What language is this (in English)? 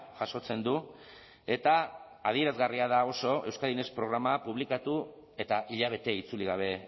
Basque